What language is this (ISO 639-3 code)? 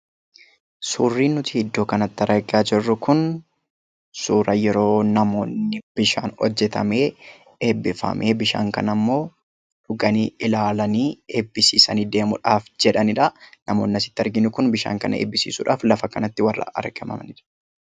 orm